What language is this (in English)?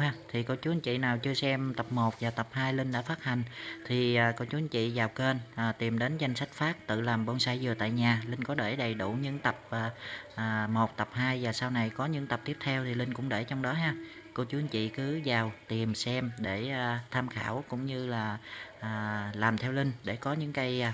Vietnamese